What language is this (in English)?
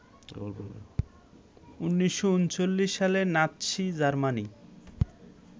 Bangla